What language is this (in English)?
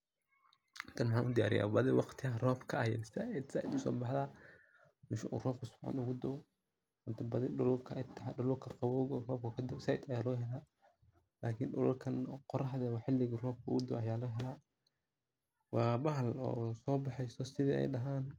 Somali